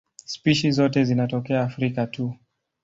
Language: Swahili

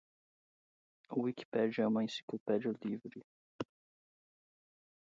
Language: Portuguese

